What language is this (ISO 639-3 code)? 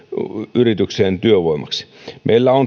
fin